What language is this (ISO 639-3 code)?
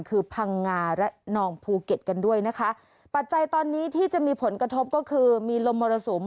tha